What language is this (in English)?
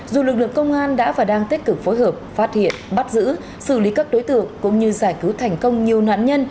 Vietnamese